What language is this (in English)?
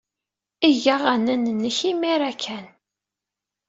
Kabyle